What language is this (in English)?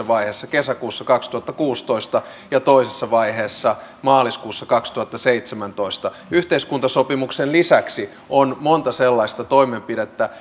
Finnish